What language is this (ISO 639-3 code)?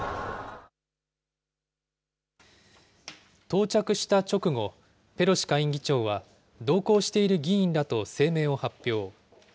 jpn